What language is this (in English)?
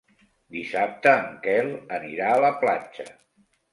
Catalan